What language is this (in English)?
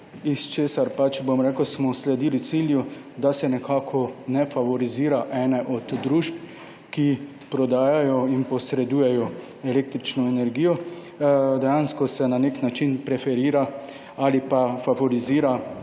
Slovenian